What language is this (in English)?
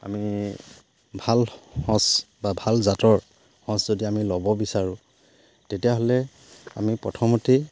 Assamese